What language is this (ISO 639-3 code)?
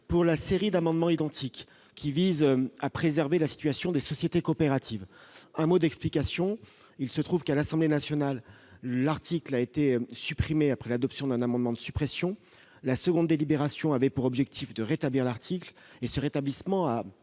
fra